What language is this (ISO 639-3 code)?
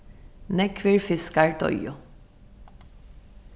fao